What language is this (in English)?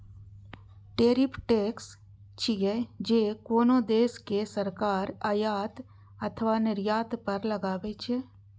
Maithili